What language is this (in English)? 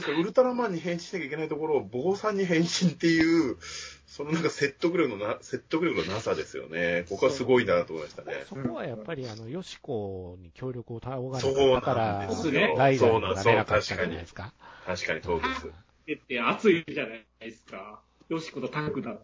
Japanese